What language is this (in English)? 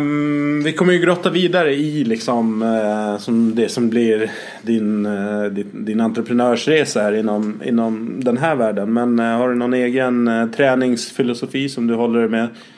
Swedish